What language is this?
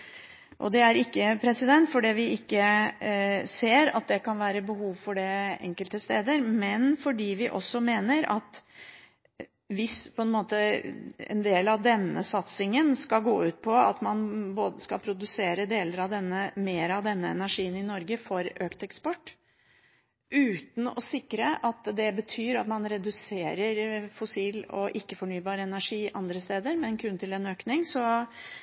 Norwegian Bokmål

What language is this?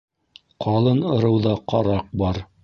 Bashkir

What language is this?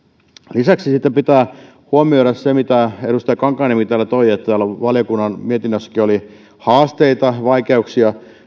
Finnish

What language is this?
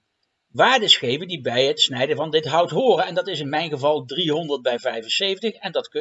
Dutch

